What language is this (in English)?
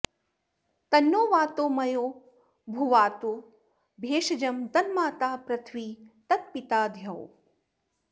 Sanskrit